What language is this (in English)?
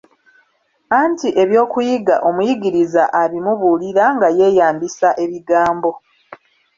Ganda